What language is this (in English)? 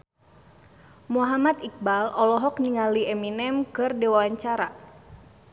Sundanese